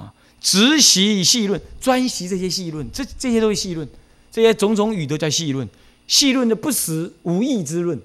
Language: Chinese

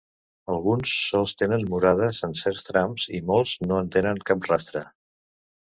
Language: Catalan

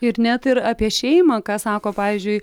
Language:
Lithuanian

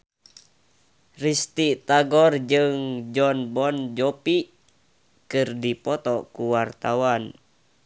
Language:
Sundanese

